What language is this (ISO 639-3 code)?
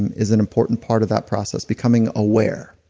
eng